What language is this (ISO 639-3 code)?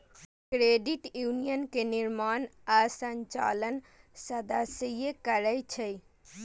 mai